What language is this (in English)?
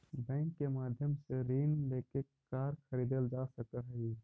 Magahi